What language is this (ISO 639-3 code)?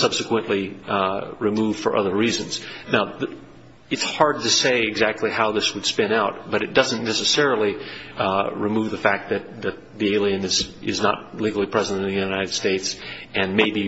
eng